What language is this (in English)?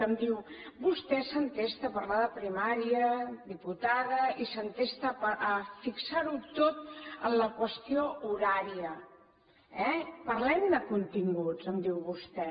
Catalan